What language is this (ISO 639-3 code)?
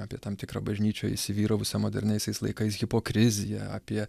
lit